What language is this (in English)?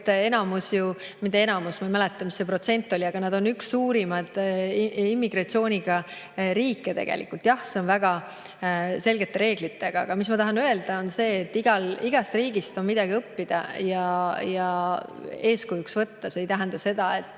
Estonian